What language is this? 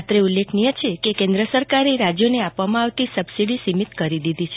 Gujarati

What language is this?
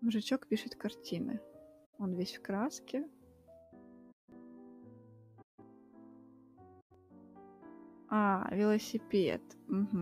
Russian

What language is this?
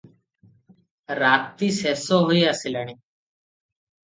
Odia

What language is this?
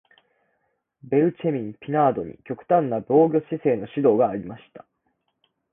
Japanese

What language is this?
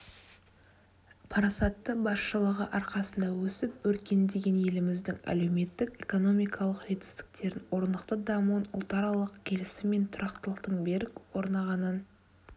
Kazakh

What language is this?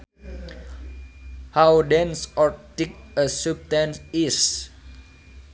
Sundanese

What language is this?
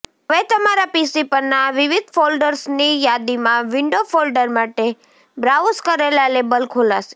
Gujarati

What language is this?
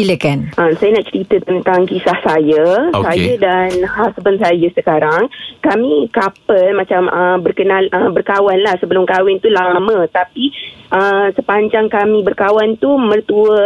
Malay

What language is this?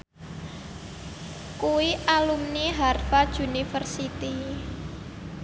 Javanese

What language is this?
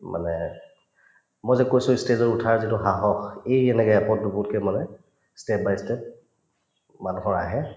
Assamese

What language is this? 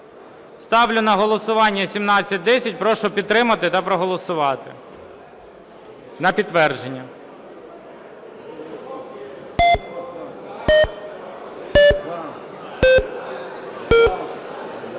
Ukrainian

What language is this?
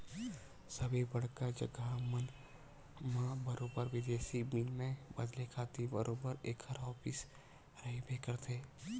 Chhattisgarhi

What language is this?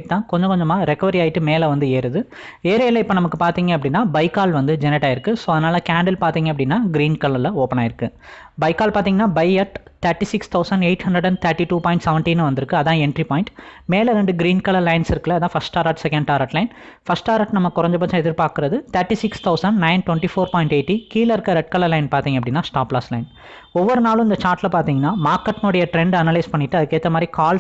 English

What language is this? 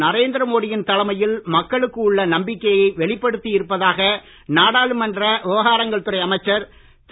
Tamil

